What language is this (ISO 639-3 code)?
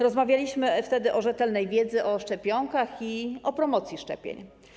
pol